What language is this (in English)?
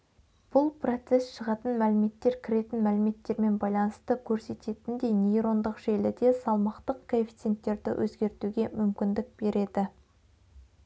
Kazakh